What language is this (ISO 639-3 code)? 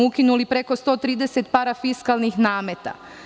srp